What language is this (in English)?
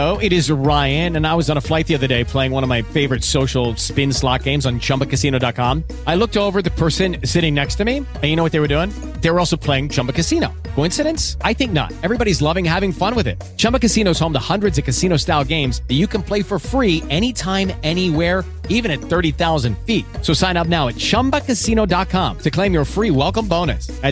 Polish